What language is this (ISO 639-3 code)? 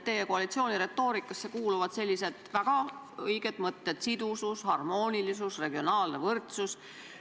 est